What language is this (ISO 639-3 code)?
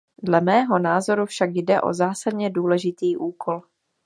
ces